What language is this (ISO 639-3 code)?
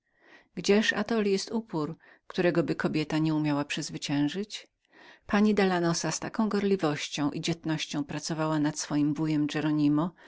pol